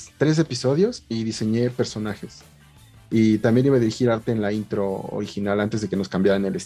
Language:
Spanish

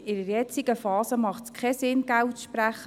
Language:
Swiss German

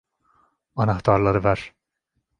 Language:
Turkish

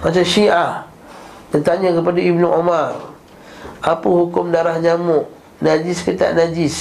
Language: Malay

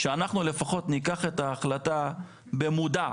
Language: Hebrew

